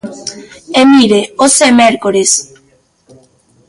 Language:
Galician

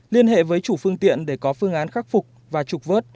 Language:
Vietnamese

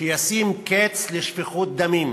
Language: Hebrew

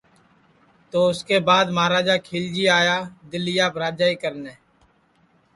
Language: Sansi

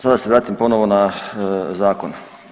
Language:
Croatian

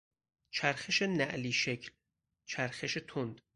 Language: Persian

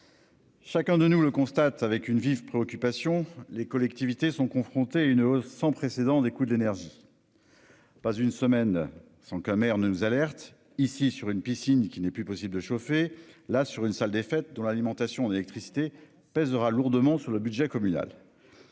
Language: French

